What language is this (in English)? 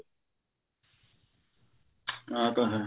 Punjabi